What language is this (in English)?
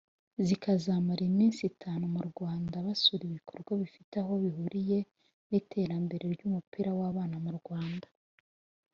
Kinyarwanda